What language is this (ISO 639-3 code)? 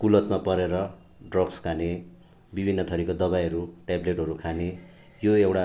nep